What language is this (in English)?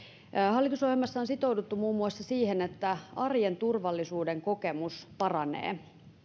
Finnish